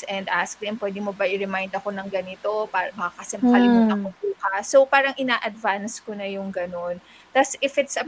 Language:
Filipino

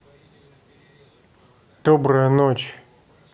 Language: Russian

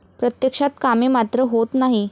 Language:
Marathi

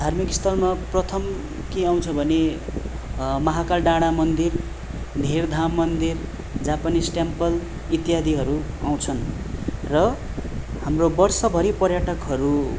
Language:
Nepali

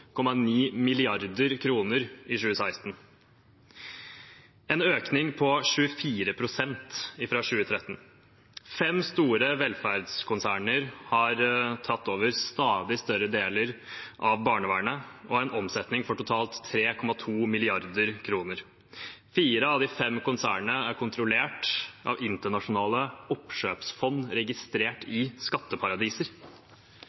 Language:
Norwegian Bokmål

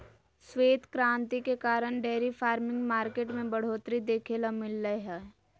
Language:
Magahi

